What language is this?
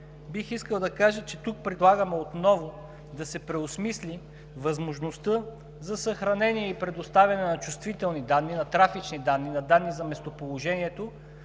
Bulgarian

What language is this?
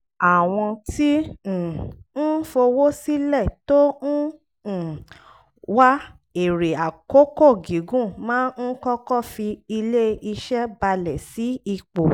Yoruba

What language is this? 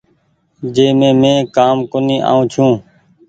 Goaria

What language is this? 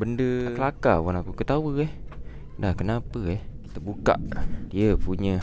Malay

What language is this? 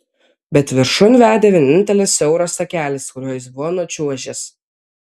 Lithuanian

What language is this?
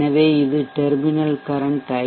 Tamil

